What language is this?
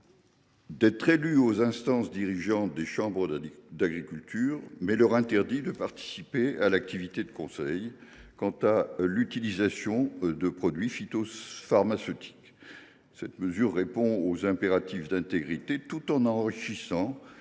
French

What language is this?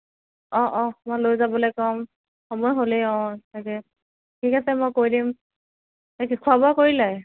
Assamese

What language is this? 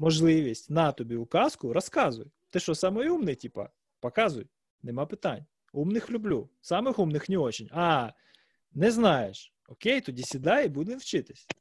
Ukrainian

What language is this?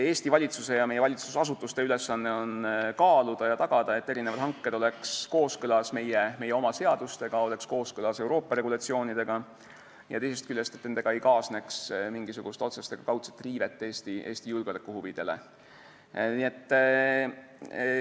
Estonian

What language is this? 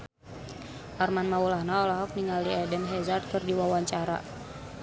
Sundanese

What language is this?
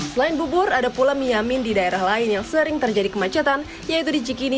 Indonesian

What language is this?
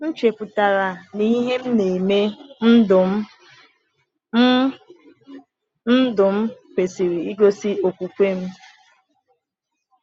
Igbo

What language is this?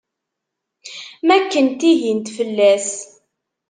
Kabyle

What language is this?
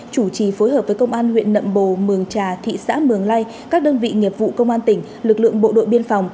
Vietnamese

